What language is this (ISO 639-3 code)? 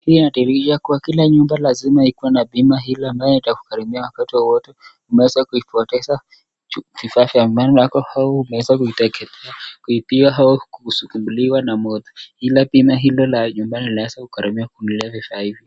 swa